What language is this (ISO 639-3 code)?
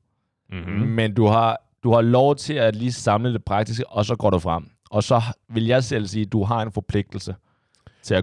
dan